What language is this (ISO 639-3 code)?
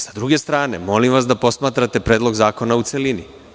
srp